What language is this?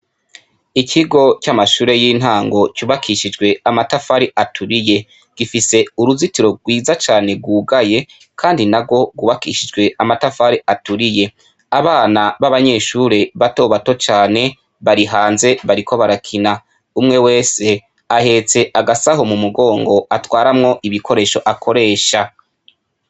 Rundi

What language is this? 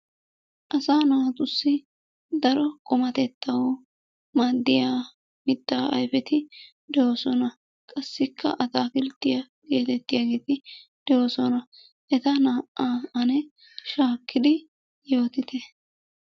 Wolaytta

